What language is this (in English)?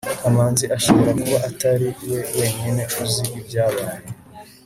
Kinyarwanda